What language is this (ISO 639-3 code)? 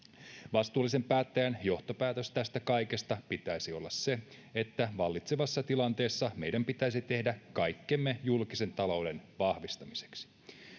fin